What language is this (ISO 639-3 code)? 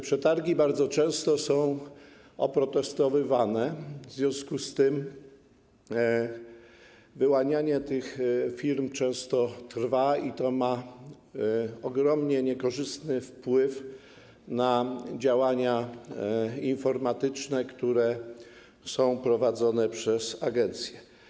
pol